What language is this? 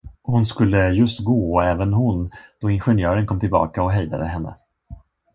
Swedish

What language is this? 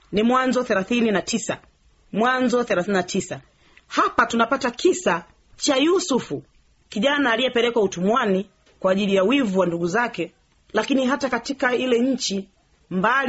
Swahili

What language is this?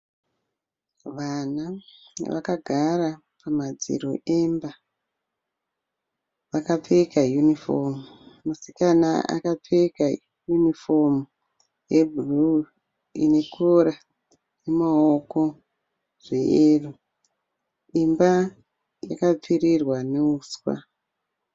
Shona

